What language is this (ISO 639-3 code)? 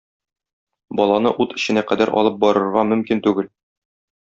tat